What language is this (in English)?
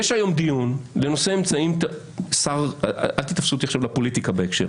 Hebrew